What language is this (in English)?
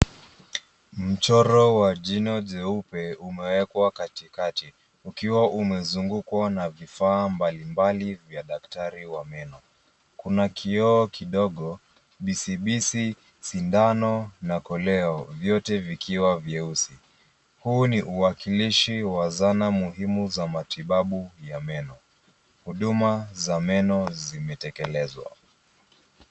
Swahili